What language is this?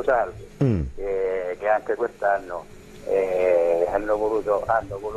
Italian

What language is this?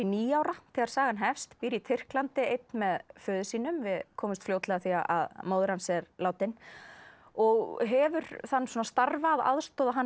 Icelandic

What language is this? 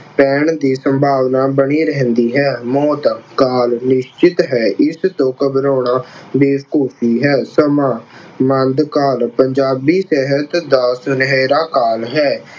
Punjabi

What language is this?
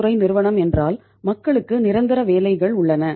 Tamil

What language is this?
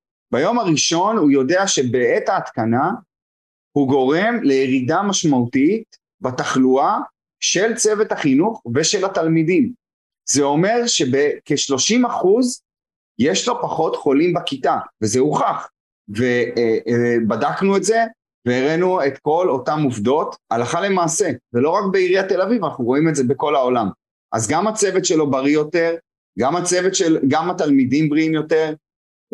Hebrew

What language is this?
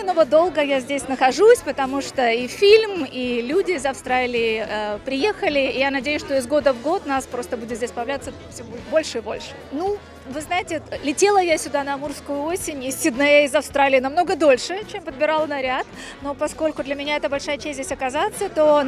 Russian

